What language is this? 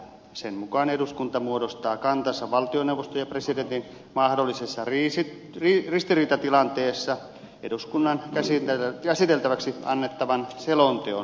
Finnish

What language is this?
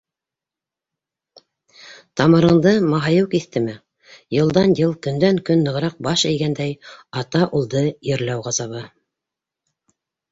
Bashkir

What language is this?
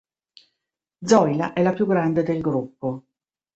Italian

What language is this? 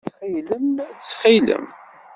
Kabyle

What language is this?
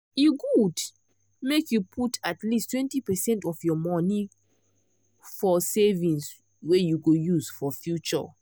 Nigerian Pidgin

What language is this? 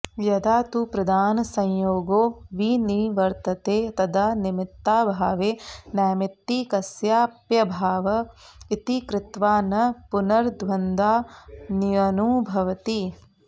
Sanskrit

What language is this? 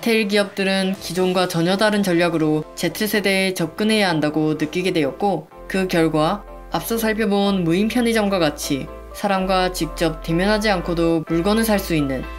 Korean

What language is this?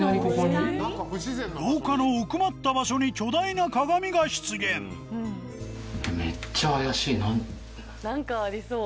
Japanese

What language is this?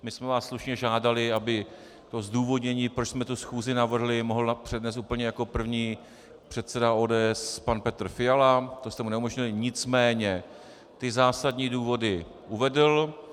Czech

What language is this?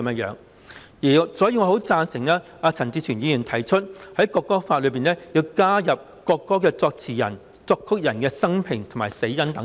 Cantonese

